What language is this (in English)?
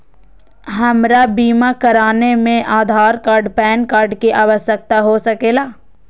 Magahi